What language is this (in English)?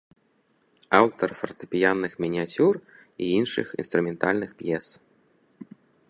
Belarusian